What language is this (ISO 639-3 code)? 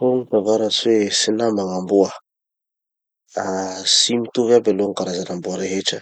txy